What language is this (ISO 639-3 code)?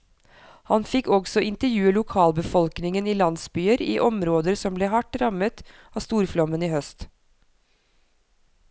nor